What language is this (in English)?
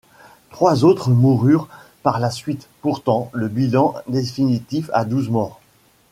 French